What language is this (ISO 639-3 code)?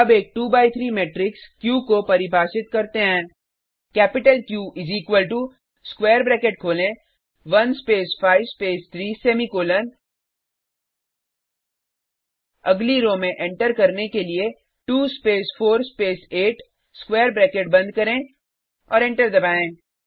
hin